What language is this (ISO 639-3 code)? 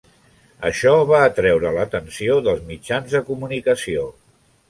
cat